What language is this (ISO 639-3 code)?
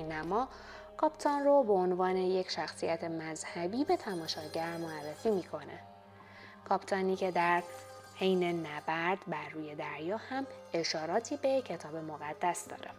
fas